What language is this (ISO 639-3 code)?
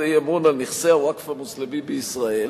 heb